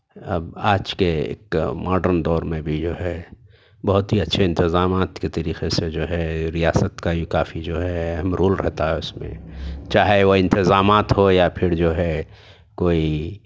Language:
Urdu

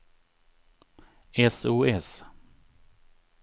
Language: Swedish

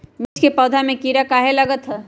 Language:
Magahi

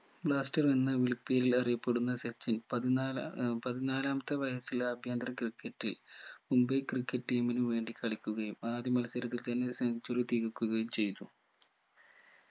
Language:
Malayalam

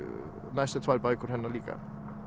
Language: Icelandic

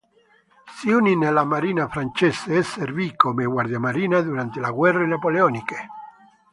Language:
Italian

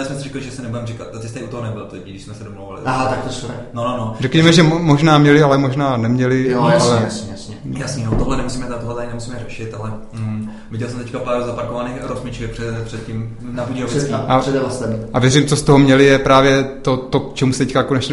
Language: Czech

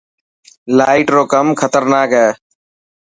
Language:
Dhatki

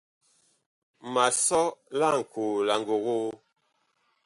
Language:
Bakoko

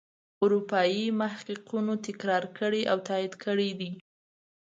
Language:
Pashto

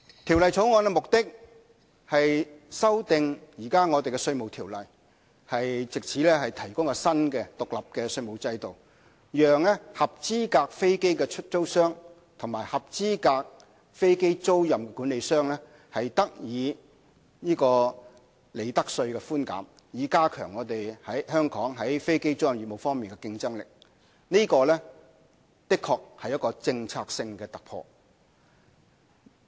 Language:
Cantonese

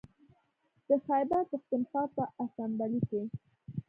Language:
Pashto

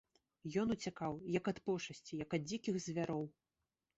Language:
Belarusian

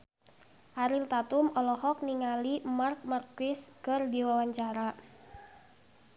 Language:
Sundanese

